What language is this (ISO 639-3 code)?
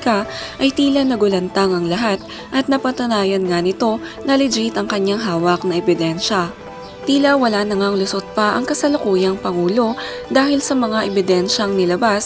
fil